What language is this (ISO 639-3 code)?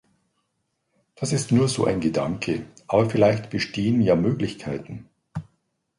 deu